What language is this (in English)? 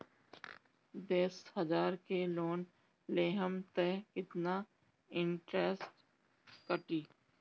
Bhojpuri